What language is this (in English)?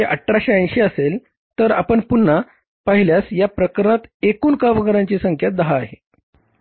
Marathi